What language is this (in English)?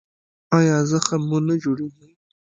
Pashto